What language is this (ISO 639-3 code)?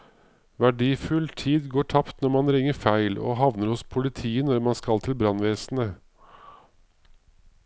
nor